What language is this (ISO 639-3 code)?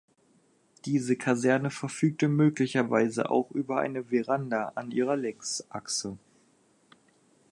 deu